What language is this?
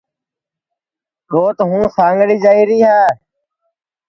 Sansi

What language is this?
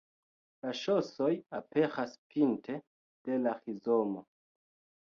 Esperanto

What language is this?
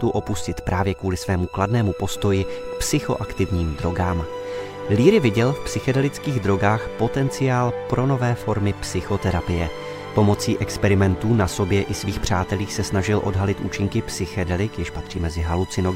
Czech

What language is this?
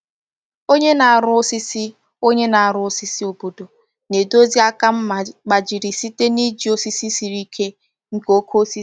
Igbo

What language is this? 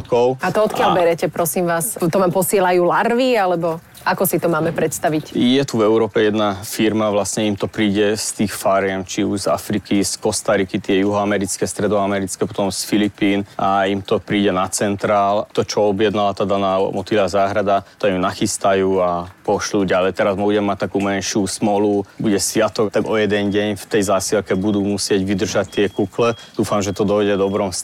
Slovak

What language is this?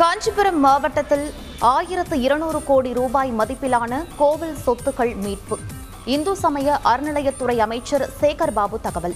Tamil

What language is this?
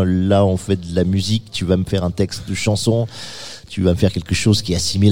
French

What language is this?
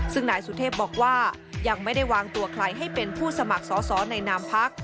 Thai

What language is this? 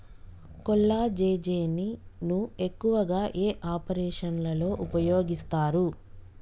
Telugu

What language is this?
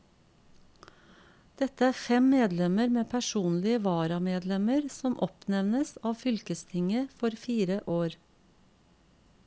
Norwegian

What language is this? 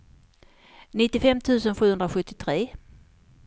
Swedish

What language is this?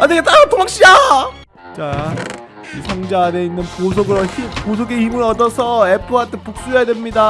Korean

